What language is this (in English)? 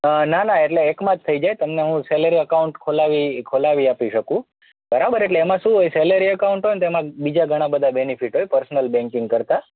Gujarati